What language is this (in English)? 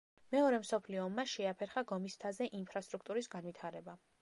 Georgian